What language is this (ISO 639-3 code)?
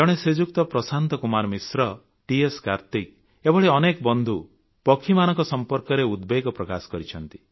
ori